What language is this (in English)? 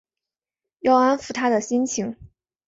Chinese